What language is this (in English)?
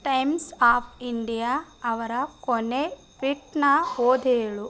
Kannada